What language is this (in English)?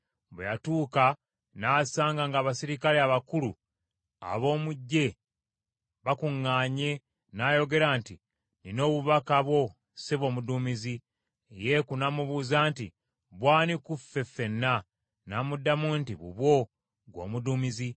Ganda